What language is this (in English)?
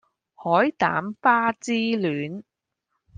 Cantonese